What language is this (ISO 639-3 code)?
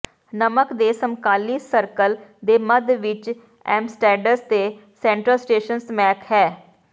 pan